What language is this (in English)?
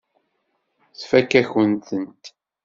Kabyle